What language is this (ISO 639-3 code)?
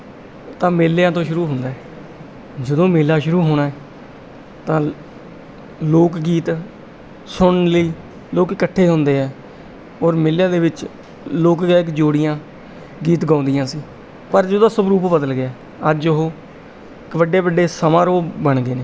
pan